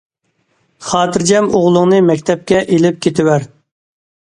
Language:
Uyghur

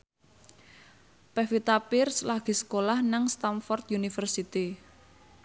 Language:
Javanese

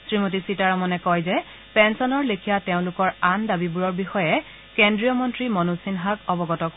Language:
Assamese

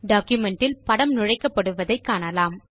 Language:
Tamil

